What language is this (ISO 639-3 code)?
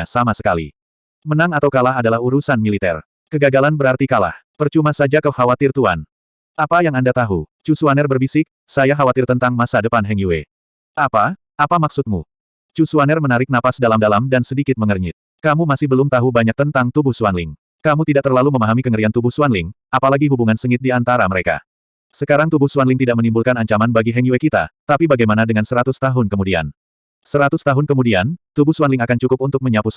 ind